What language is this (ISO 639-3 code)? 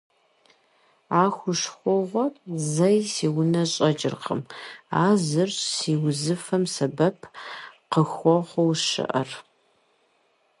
kbd